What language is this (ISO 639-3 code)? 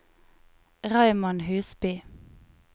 nor